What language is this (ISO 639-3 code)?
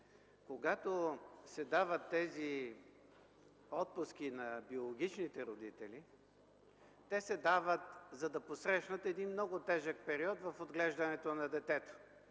bul